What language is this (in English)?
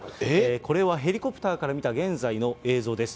Japanese